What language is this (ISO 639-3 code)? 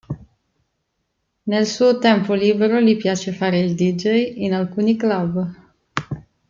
ita